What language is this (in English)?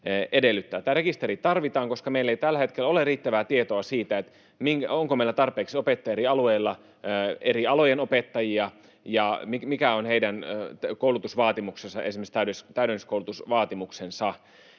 Finnish